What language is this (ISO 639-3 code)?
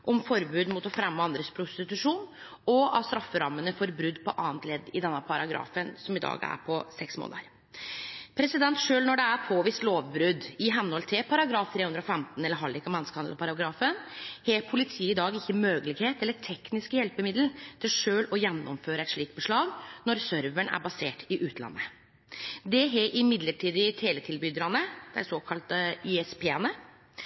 nno